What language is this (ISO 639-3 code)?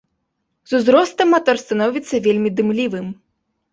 bel